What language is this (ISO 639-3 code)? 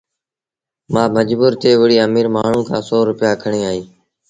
sbn